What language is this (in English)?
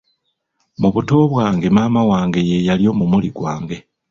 Ganda